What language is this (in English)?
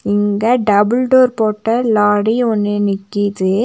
Tamil